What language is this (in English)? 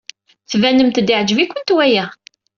Kabyle